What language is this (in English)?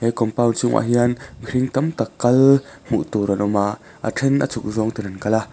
Mizo